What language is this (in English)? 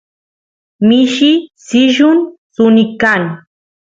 Santiago del Estero Quichua